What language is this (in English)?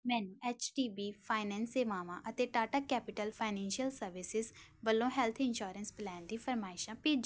Punjabi